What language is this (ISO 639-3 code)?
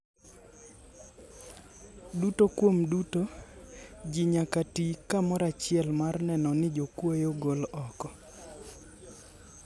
luo